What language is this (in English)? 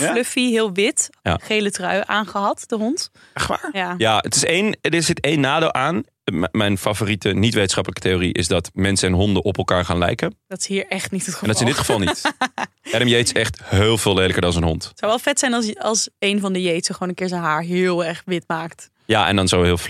Dutch